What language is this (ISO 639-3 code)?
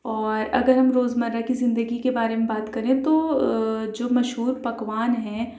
urd